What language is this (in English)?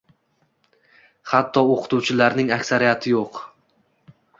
Uzbek